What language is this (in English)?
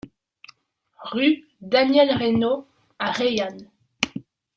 French